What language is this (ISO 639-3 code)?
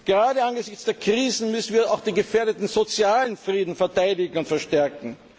deu